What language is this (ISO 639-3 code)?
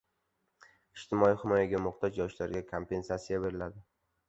uzb